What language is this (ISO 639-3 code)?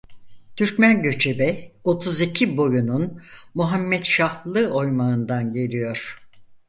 tur